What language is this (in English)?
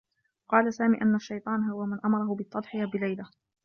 Arabic